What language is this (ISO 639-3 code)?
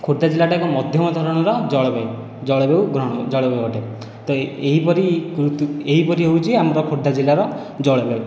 ori